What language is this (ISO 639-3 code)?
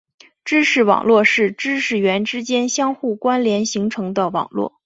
zho